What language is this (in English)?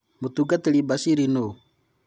Kikuyu